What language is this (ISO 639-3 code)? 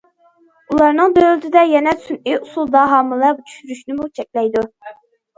uig